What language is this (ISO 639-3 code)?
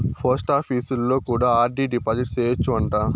tel